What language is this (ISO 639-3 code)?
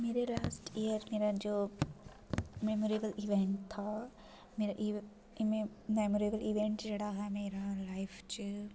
doi